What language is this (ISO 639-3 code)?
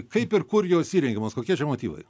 lit